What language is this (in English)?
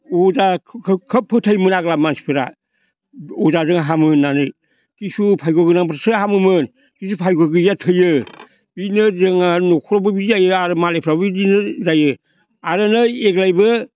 Bodo